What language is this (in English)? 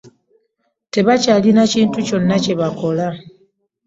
Ganda